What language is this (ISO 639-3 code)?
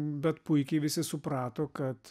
lit